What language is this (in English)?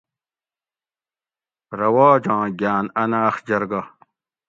Gawri